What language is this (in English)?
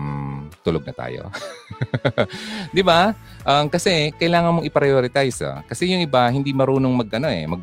Filipino